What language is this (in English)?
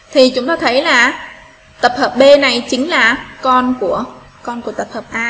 Vietnamese